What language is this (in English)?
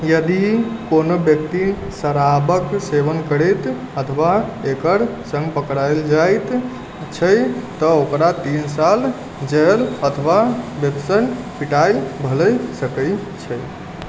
Maithili